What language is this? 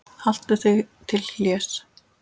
Icelandic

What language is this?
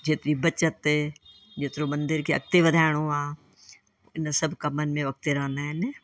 Sindhi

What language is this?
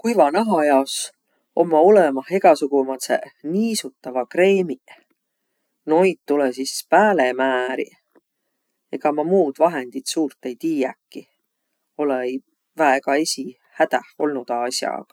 Võro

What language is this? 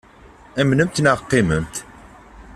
Kabyle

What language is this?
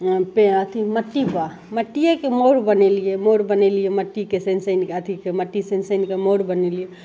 Maithili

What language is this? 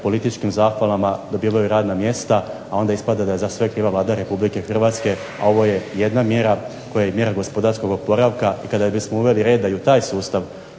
Croatian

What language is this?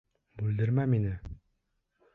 Bashkir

